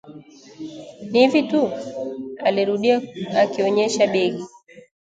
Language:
Swahili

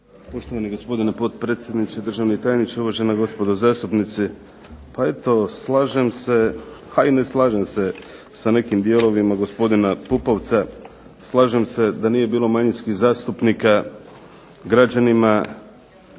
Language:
Croatian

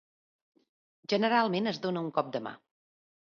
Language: Catalan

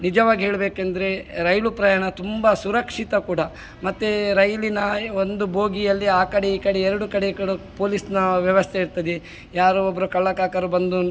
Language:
Kannada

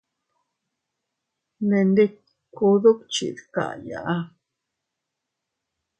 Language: Teutila Cuicatec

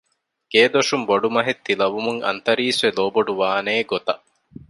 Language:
Divehi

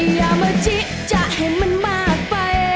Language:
Thai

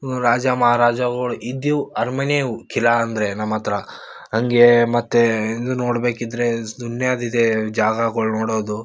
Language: Kannada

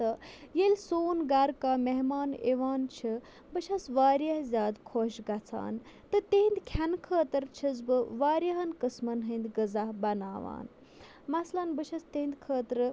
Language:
Kashmiri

